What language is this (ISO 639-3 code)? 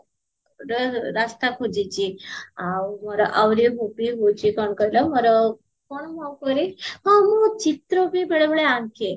ori